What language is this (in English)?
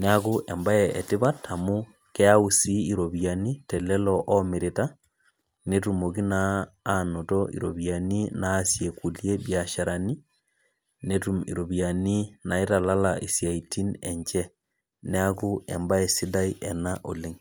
Masai